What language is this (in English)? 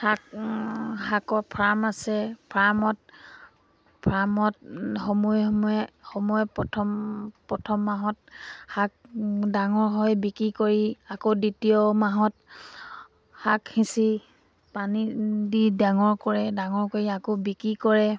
Assamese